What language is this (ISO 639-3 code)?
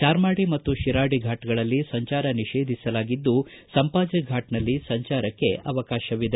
kan